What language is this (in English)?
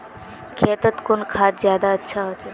Magahi